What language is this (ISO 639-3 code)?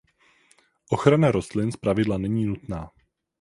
ces